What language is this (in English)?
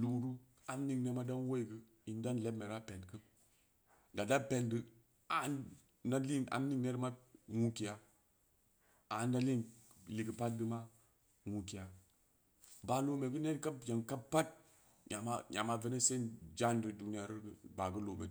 Samba Leko